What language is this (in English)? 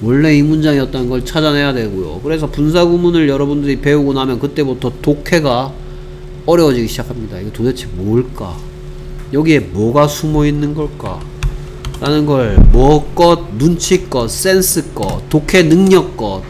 Korean